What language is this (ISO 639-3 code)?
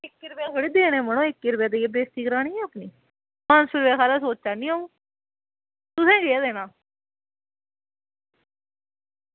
doi